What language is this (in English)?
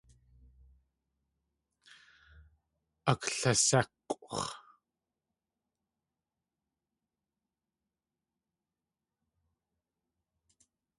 Tlingit